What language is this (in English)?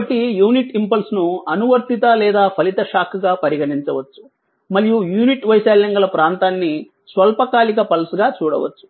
Telugu